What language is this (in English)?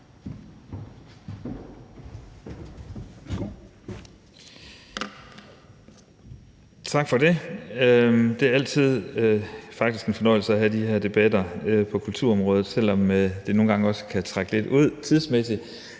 Danish